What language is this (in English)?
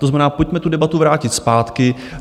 Czech